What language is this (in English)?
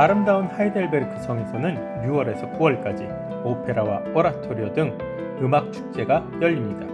Korean